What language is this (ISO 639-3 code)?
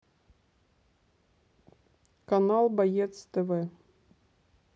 rus